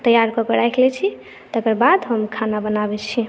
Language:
Maithili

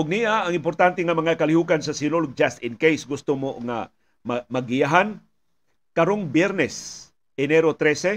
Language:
Filipino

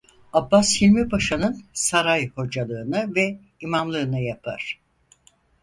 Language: Turkish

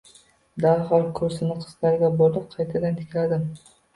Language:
Uzbek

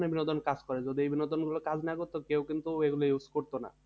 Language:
Bangla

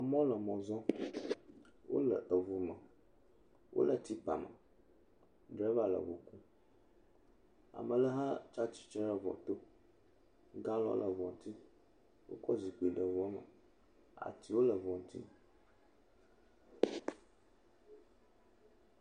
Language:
Ewe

